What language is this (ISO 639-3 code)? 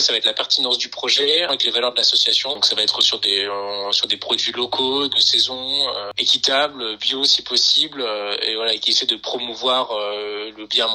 fra